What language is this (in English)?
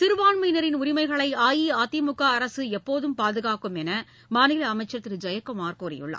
Tamil